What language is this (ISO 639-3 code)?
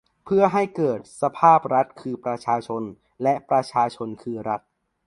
tha